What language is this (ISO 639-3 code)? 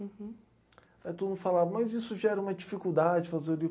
por